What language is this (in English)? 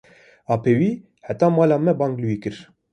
Kurdish